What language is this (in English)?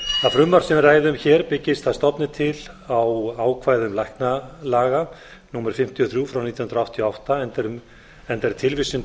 Icelandic